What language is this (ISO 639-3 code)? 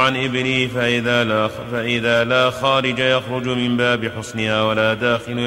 ara